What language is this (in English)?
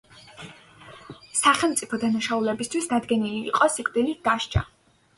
Georgian